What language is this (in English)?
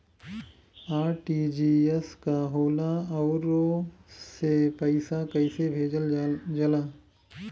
Bhojpuri